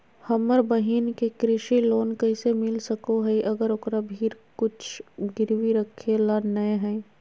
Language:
Magahi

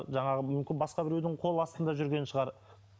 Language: Kazakh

